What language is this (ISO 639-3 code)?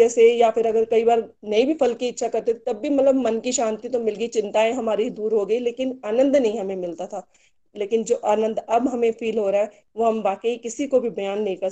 hin